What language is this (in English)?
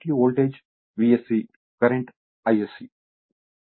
Telugu